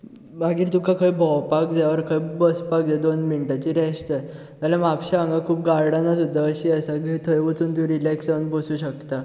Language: Konkani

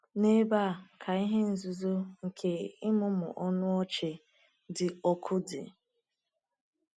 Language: Igbo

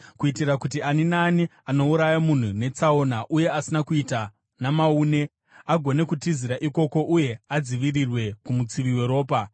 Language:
Shona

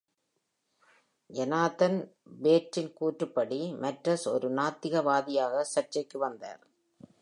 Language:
Tamil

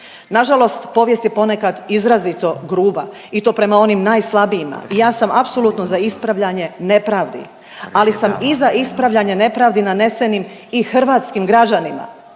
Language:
Croatian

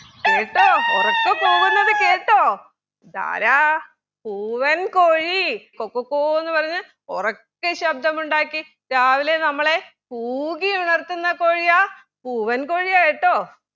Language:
Malayalam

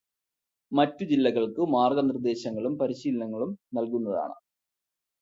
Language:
Malayalam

